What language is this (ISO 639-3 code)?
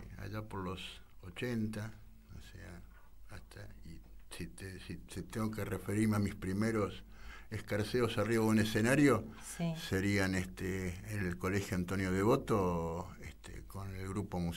spa